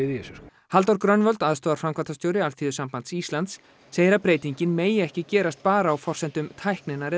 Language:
Icelandic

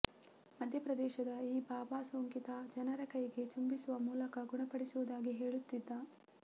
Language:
Kannada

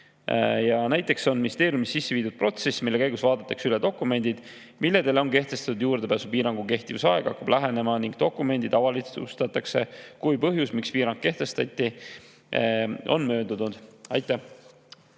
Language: Estonian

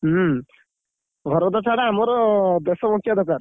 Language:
Odia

